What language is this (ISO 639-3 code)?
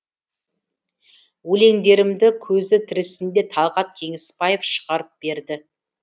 kaz